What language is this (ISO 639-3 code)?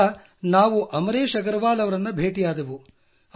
kan